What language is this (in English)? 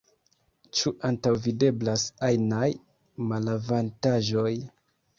Esperanto